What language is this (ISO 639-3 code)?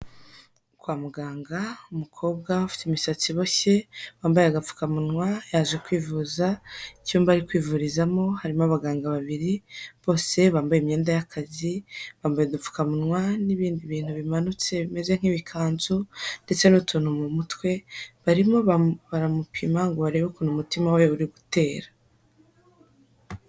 kin